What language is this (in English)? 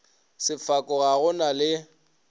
Northern Sotho